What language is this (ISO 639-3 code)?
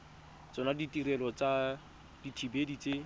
tsn